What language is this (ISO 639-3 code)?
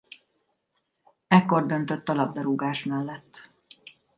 hun